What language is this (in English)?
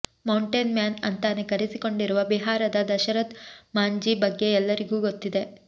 Kannada